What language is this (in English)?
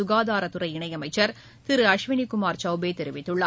Tamil